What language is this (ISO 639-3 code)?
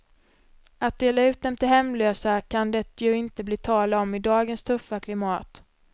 swe